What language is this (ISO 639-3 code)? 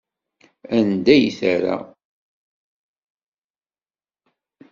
kab